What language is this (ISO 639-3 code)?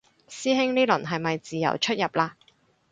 yue